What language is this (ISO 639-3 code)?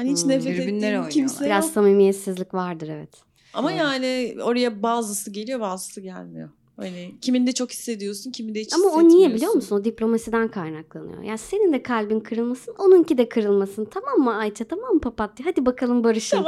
tur